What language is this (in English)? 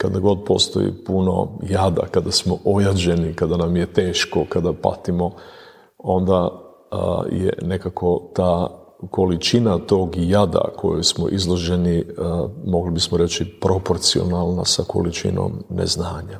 Croatian